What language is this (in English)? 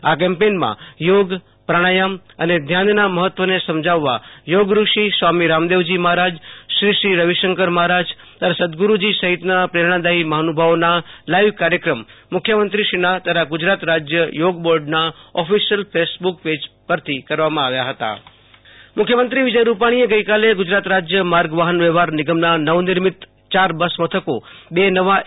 Gujarati